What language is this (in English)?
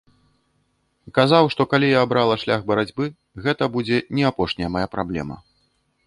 Belarusian